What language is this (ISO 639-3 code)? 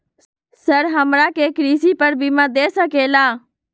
mag